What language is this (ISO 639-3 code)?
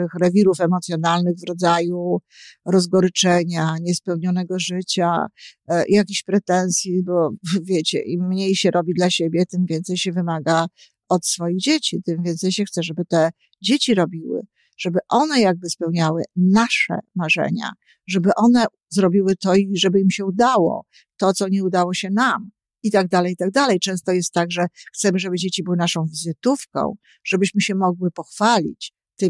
pol